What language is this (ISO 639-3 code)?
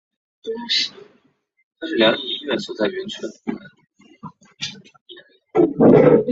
zho